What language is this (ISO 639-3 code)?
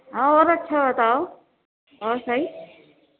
urd